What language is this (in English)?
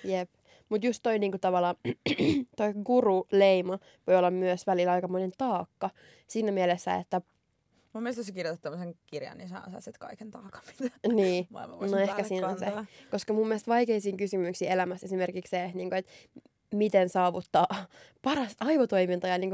Finnish